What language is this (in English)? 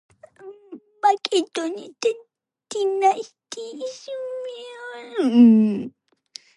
Georgian